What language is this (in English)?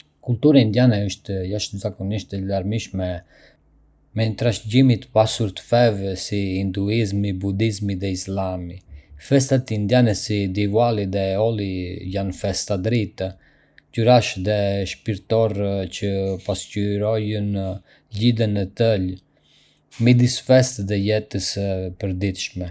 Arbëreshë Albanian